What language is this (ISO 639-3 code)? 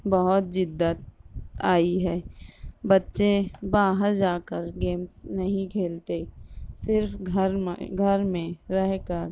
urd